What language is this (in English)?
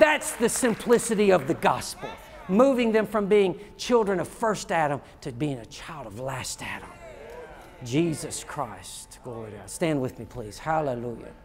English